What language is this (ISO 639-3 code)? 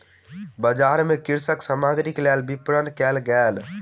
mai